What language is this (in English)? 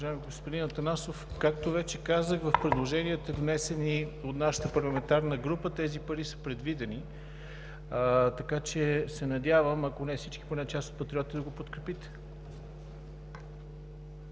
Bulgarian